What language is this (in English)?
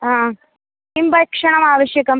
Sanskrit